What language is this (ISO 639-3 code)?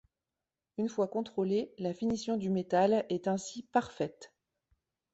fra